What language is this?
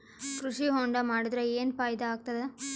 Kannada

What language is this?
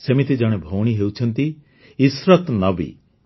Odia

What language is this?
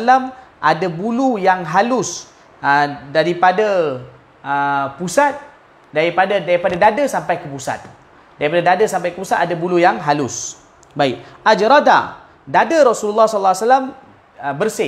Malay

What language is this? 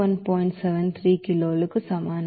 Telugu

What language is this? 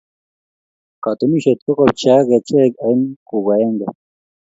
Kalenjin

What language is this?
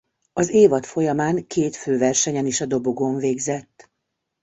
Hungarian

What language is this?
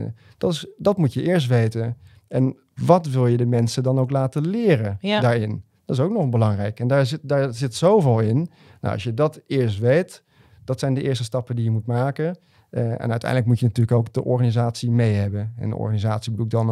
Dutch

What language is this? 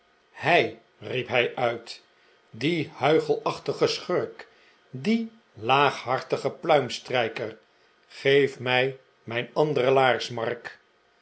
Dutch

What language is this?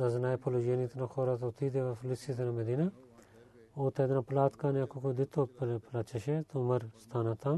Bulgarian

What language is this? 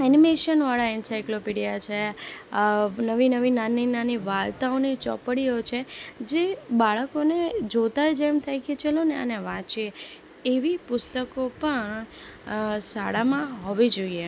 Gujarati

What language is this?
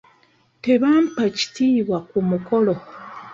Ganda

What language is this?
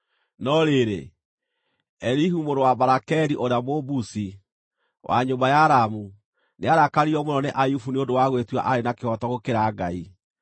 Kikuyu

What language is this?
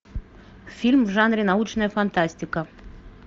Russian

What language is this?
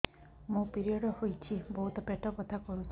Odia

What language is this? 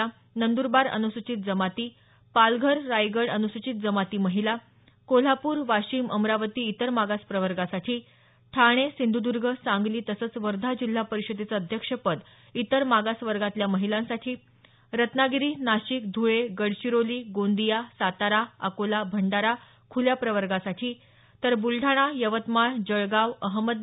Marathi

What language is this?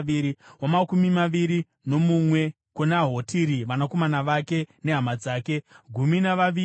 Shona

